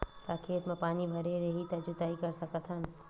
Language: Chhattisgarhi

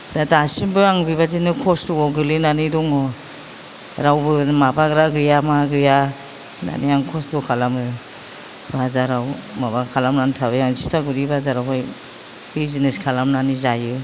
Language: Bodo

